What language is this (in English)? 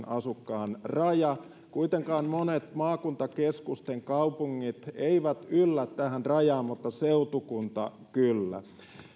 Finnish